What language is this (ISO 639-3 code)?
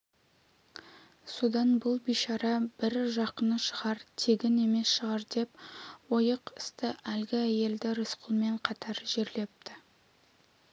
kaz